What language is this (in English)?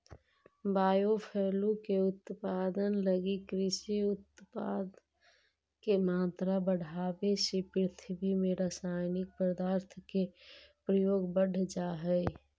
Magahi